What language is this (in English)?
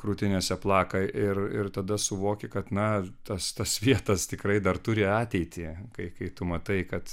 Lithuanian